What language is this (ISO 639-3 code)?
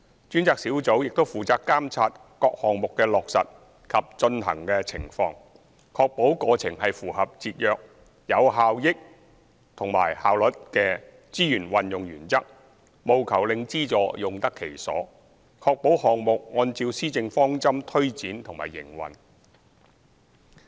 yue